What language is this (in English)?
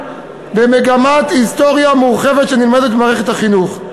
Hebrew